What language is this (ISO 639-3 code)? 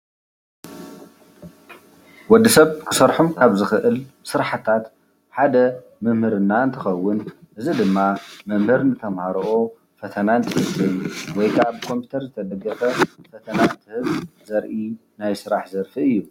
tir